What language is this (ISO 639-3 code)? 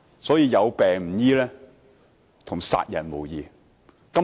yue